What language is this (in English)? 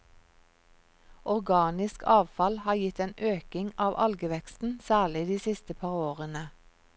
Norwegian